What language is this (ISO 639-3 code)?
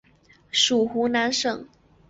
zho